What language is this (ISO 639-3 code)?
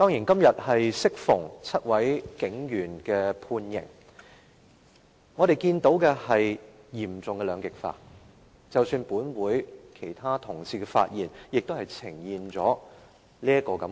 yue